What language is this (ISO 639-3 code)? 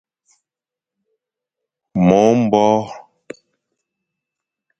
fan